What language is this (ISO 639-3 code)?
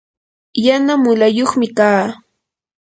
qur